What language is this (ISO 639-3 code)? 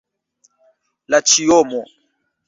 epo